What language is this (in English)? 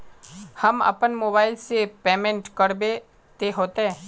Magahi